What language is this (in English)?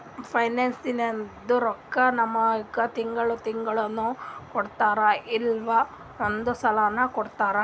Kannada